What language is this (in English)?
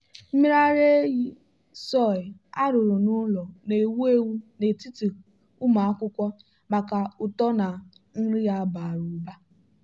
Igbo